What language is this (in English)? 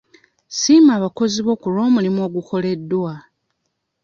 Ganda